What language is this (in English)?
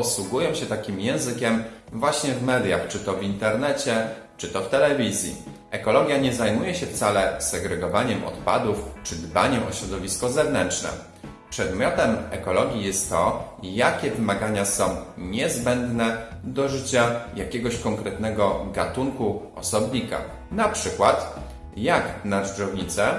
Polish